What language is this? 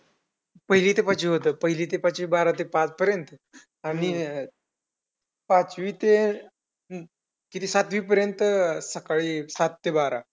Marathi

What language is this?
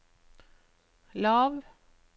Norwegian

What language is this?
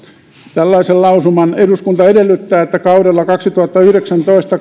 Finnish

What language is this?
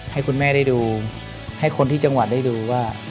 Thai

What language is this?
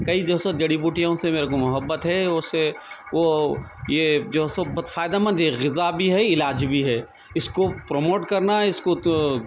Urdu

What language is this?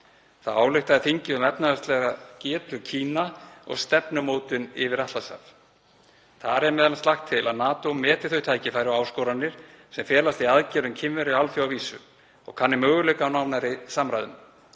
Icelandic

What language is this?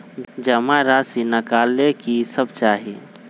Magahi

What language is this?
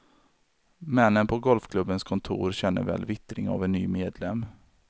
Swedish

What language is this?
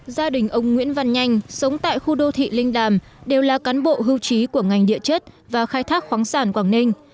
Vietnamese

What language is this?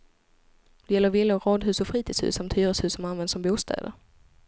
Swedish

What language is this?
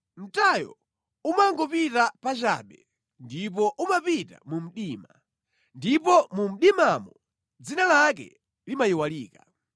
Nyanja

